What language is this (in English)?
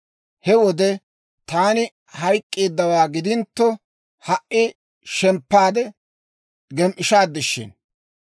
Dawro